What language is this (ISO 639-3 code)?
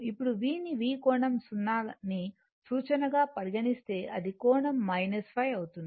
tel